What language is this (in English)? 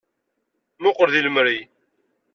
Kabyle